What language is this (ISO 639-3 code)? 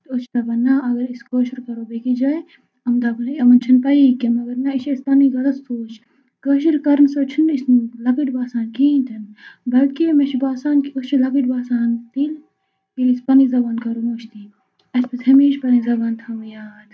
kas